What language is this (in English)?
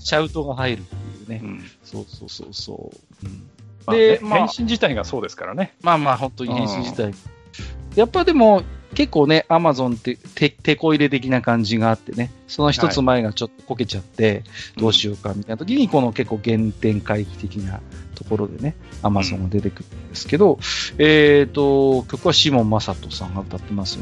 Japanese